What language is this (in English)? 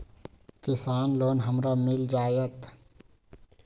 Magahi